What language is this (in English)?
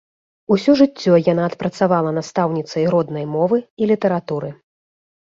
Belarusian